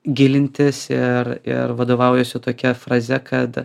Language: Lithuanian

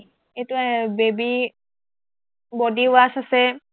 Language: Assamese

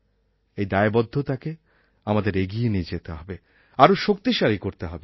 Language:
Bangla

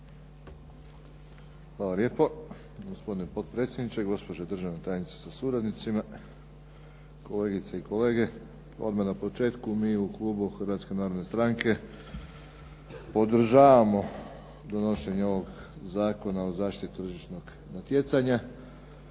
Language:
Croatian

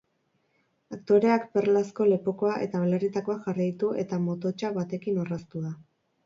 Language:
Basque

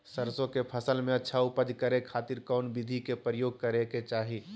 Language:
Magahi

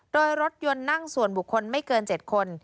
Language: Thai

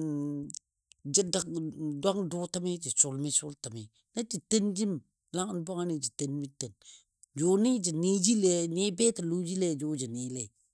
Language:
Dadiya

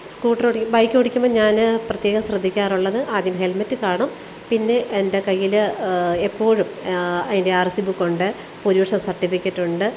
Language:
Malayalam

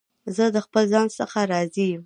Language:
Pashto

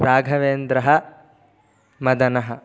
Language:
Sanskrit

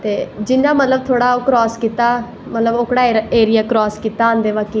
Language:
Dogri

